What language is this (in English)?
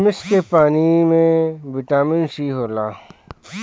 Bhojpuri